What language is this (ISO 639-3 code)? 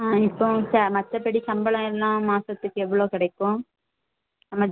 tam